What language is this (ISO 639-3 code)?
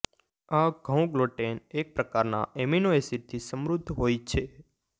guj